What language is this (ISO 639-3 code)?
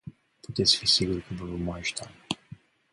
ron